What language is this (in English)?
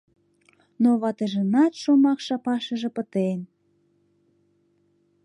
Mari